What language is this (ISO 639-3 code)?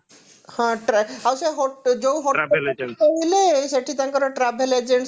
ori